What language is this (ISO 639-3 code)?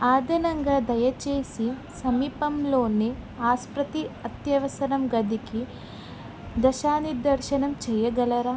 tel